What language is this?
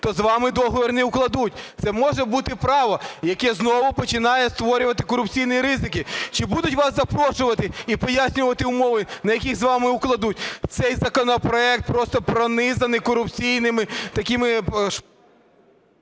Ukrainian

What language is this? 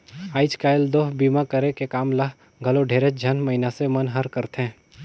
Chhattisgarhi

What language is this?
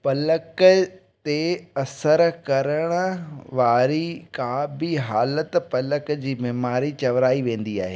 Sindhi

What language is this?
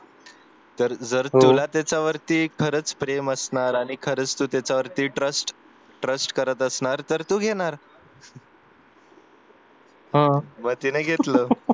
Marathi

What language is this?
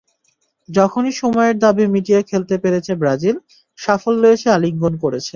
Bangla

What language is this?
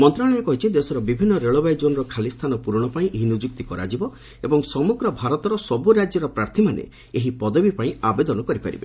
Odia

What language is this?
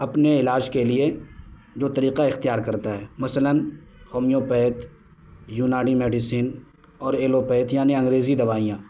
Urdu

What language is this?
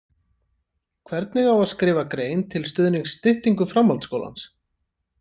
Icelandic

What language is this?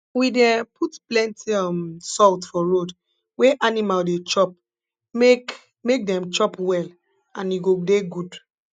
Nigerian Pidgin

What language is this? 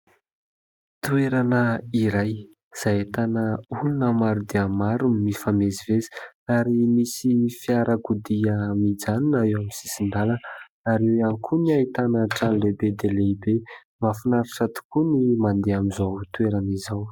Malagasy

